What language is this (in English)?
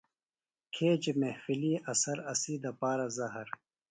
Phalura